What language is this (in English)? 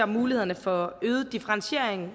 Danish